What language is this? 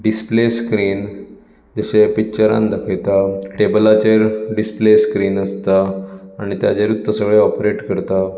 Konkani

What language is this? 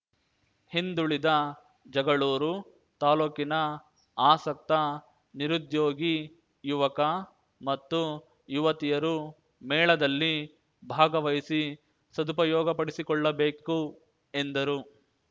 Kannada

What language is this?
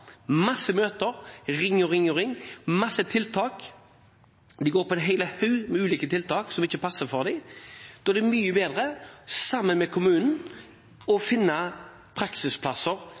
Norwegian Bokmål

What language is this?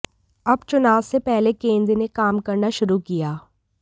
Hindi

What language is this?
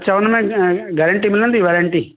Sindhi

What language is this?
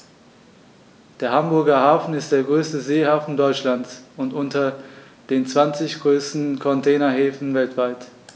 German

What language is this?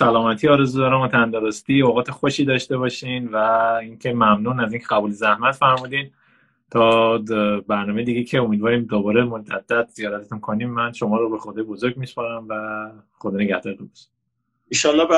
Persian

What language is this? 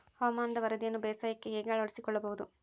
Kannada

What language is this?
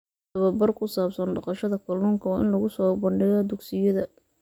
Somali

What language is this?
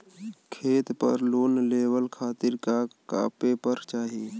Bhojpuri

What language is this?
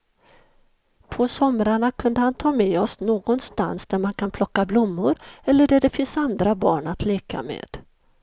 Swedish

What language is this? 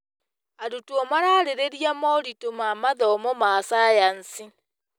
Kikuyu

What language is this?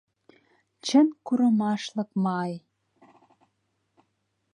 Mari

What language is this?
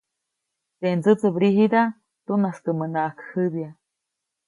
Copainalá Zoque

